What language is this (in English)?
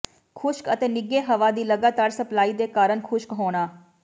Punjabi